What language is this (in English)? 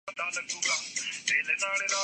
Urdu